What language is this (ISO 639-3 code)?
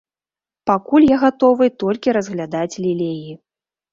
bel